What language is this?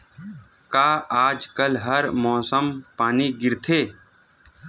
Chhattisgarhi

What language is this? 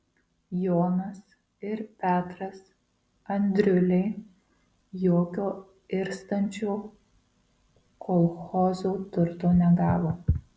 Lithuanian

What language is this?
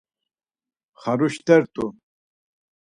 Laz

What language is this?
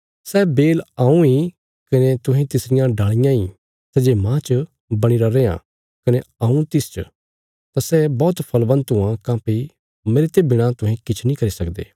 Bilaspuri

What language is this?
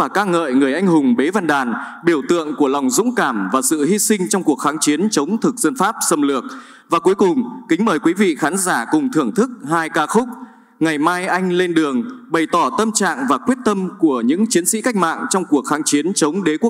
Vietnamese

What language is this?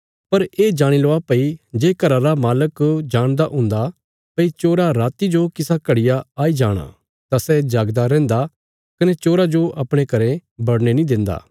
Bilaspuri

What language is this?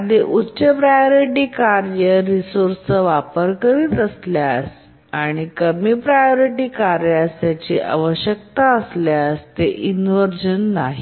Marathi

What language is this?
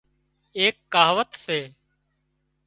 Wadiyara Koli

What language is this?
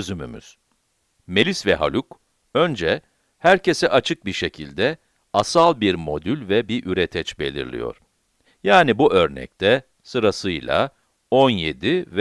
Turkish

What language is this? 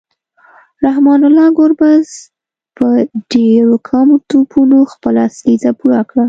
Pashto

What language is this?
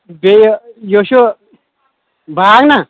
Kashmiri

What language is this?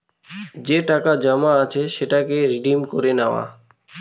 Bangla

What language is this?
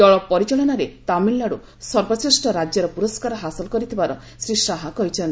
Odia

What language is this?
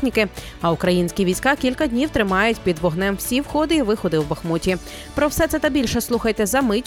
Ukrainian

